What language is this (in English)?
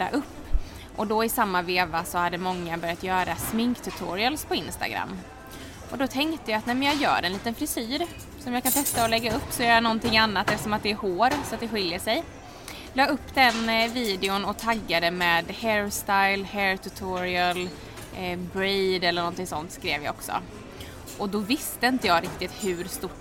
Swedish